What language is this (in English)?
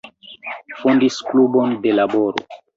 Esperanto